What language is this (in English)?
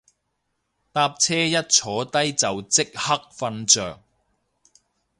Cantonese